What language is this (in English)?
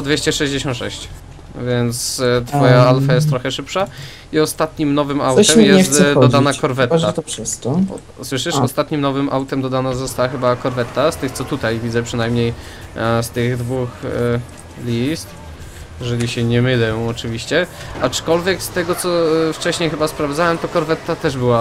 Polish